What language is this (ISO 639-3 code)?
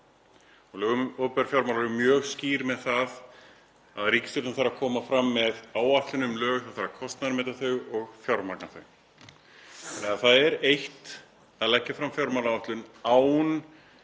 isl